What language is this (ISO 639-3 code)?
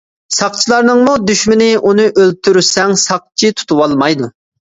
uig